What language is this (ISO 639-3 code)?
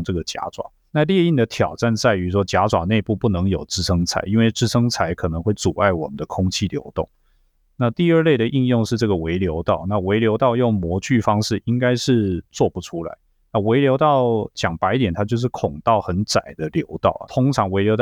zho